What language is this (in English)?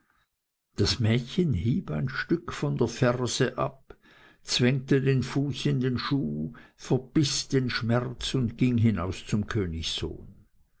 German